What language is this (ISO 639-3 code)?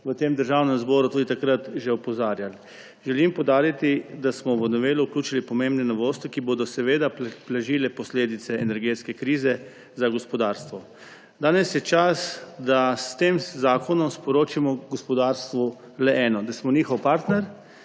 slv